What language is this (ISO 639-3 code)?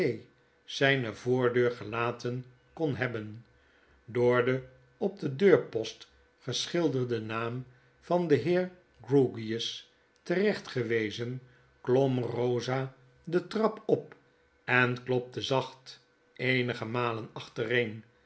nld